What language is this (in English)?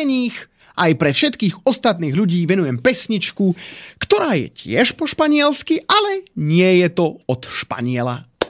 Slovak